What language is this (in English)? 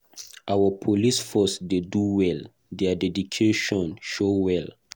Nigerian Pidgin